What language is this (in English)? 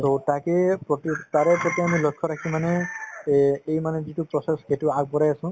Assamese